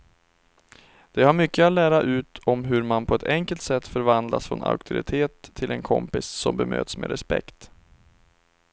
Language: Swedish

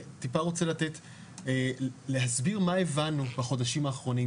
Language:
Hebrew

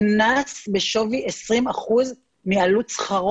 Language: Hebrew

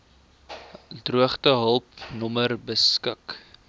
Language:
Afrikaans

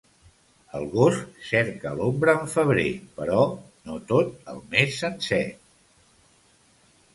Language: Catalan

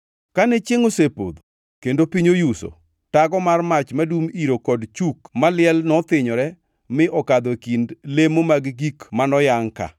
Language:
Luo (Kenya and Tanzania)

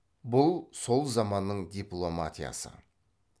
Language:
Kazakh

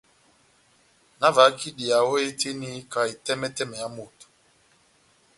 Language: Batanga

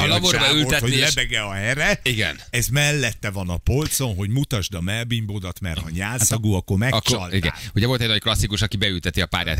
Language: Hungarian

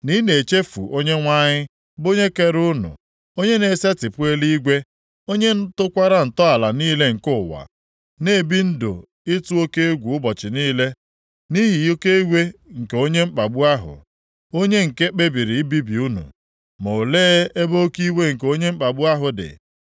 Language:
Igbo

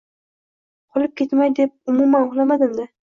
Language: Uzbek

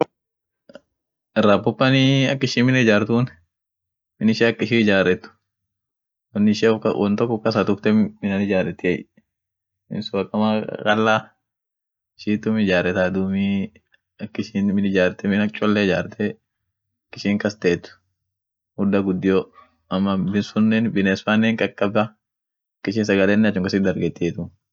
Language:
Orma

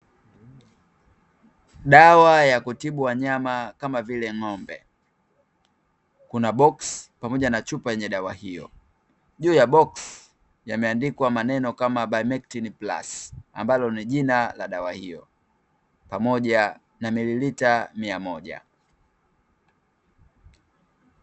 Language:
Swahili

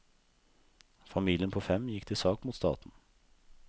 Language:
Norwegian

